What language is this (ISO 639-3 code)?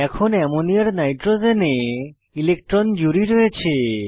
ben